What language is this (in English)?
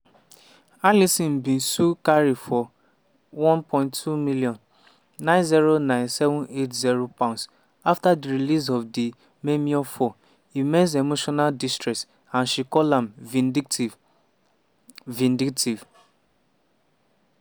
Nigerian Pidgin